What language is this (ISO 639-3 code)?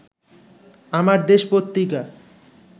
ben